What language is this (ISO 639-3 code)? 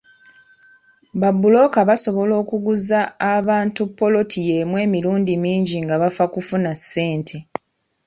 lug